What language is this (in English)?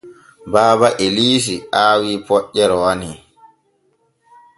Borgu Fulfulde